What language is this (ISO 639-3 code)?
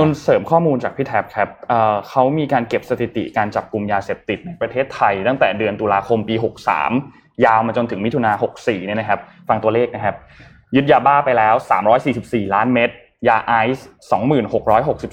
tha